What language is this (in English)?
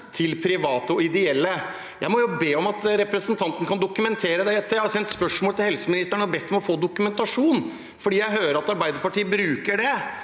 Norwegian